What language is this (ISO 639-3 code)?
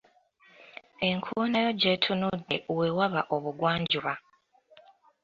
lug